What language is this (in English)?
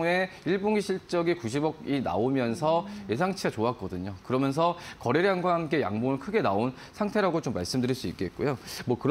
Korean